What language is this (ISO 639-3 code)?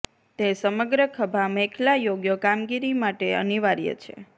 guj